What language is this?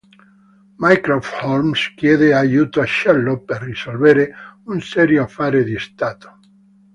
Italian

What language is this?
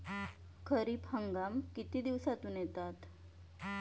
Marathi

